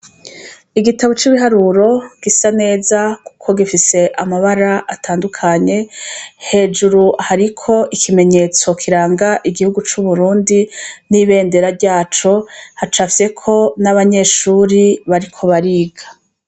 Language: Rundi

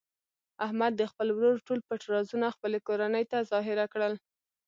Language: Pashto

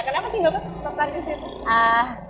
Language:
Indonesian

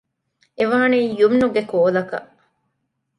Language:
Divehi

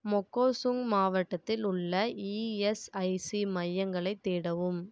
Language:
Tamil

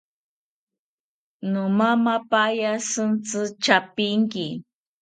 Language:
South Ucayali Ashéninka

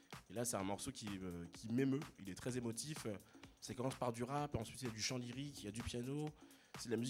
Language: French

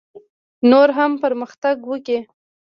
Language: Pashto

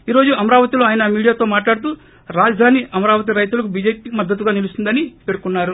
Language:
Telugu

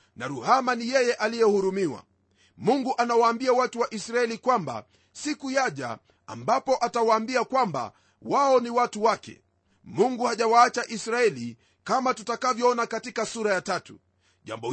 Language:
Swahili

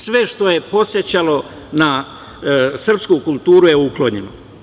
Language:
Serbian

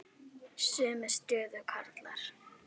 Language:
Icelandic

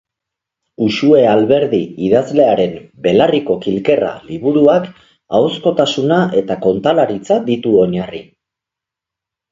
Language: Basque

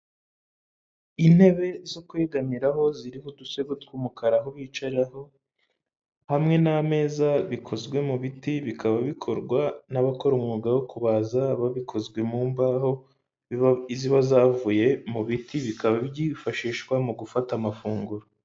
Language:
Kinyarwanda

